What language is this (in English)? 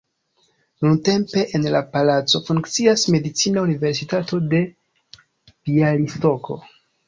Esperanto